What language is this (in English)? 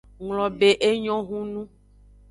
Aja (Benin)